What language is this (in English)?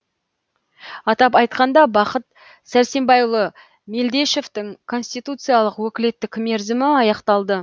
Kazakh